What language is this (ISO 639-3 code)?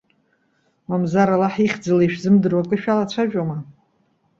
abk